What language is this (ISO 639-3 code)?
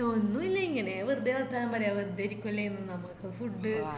mal